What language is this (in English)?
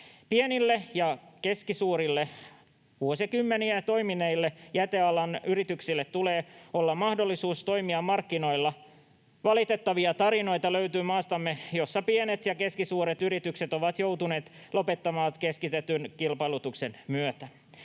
Finnish